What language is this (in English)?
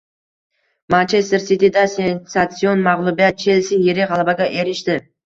Uzbek